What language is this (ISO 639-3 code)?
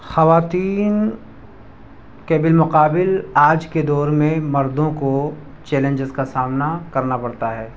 urd